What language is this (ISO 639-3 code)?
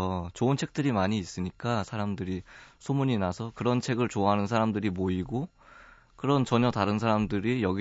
kor